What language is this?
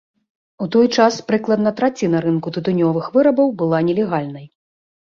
Belarusian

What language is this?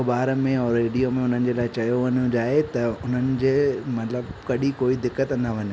Sindhi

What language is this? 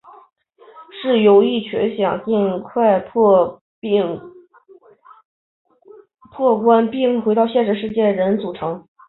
Chinese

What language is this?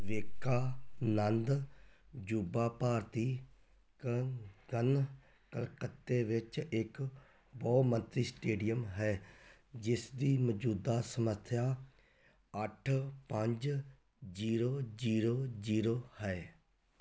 Punjabi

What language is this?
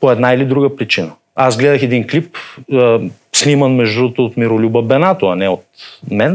Bulgarian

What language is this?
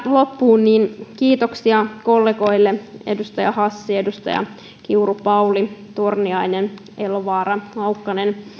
Finnish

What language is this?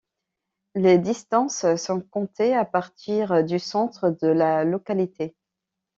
French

